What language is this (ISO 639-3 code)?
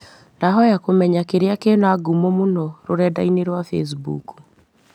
kik